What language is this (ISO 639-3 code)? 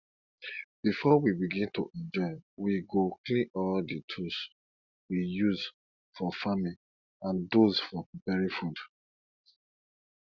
pcm